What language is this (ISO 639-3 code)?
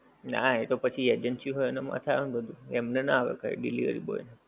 guj